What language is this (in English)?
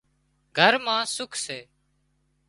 Wadiyara Koli